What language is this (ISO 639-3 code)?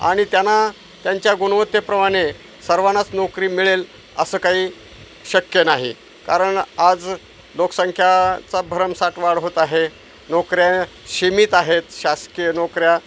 mar